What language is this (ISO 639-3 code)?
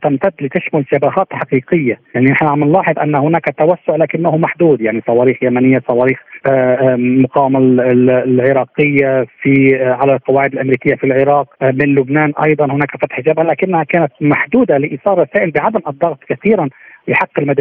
ara